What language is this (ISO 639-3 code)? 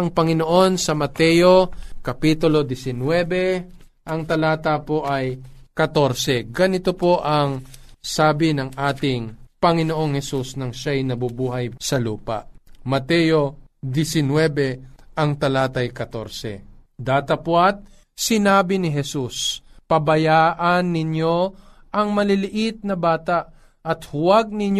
fil